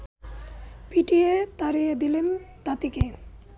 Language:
Bangla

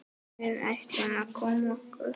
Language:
Icelandic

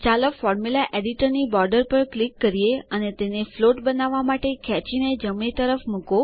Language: Gujarati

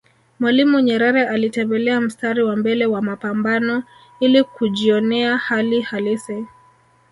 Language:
Swahili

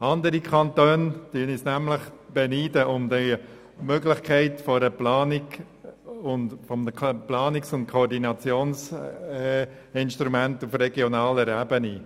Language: Swiss German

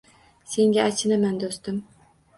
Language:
Uzbek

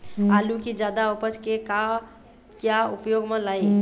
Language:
Chhattisgarhi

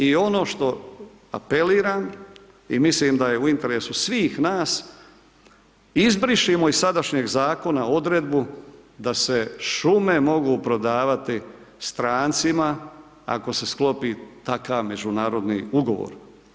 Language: Croatian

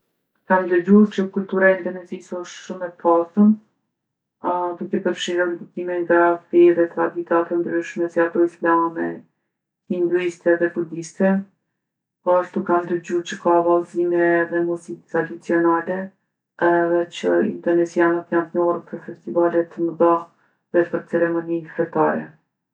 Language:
Gheg Albanian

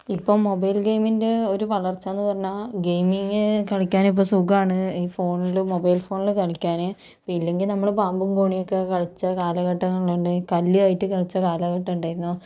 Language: Malayalam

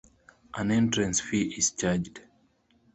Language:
English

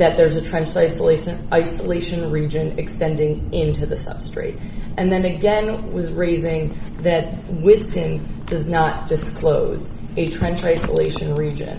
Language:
English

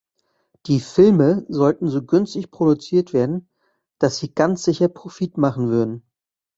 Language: German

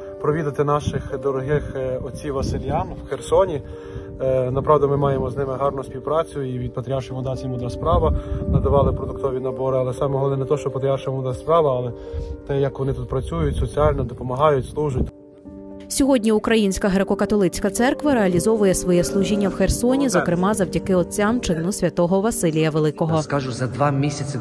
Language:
Ukrainian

